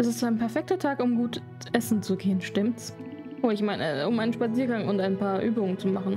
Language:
German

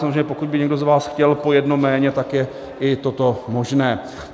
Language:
Czech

